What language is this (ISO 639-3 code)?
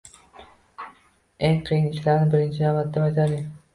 uzb